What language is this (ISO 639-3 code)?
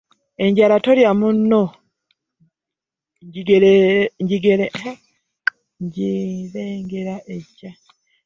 lug